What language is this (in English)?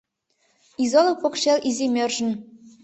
Mari